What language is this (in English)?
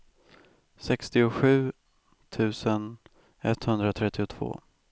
Swedish